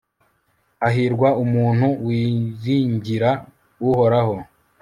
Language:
Kinyarwanda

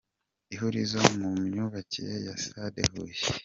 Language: Kinyarwanda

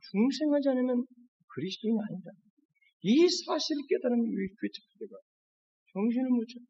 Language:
Korean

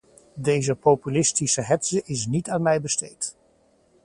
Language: Dutch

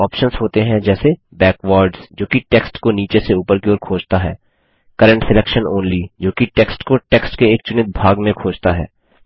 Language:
Hindi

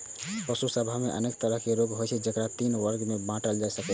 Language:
Maithili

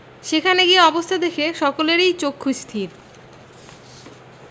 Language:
Bangla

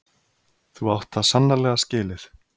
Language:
Icelandic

